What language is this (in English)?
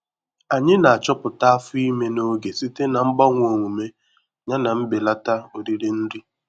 Igbo